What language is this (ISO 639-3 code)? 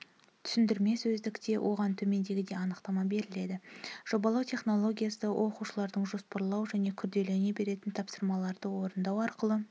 kaz